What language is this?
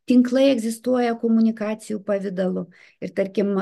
Lithuanian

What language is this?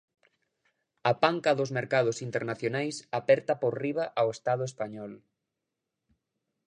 Galician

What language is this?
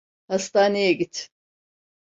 Turkish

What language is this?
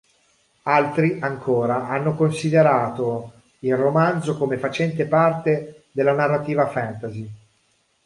Italian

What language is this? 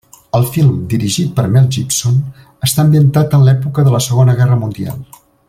Catalan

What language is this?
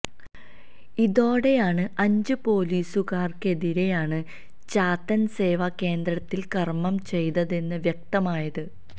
Malayalam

